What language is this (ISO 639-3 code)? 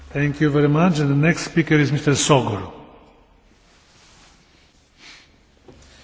hun